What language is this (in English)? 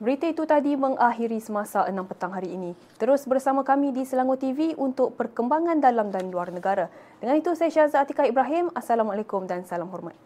Malay